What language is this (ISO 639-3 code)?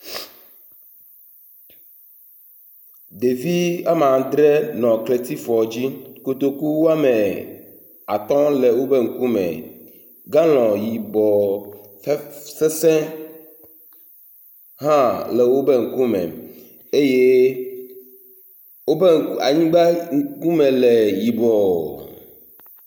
ewe